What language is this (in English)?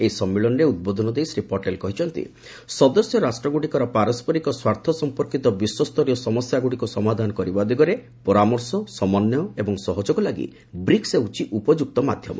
Odia